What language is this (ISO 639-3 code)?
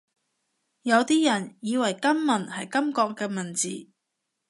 yue